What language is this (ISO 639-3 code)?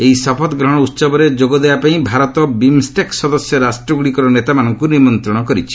ori